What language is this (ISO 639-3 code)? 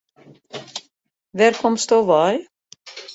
fry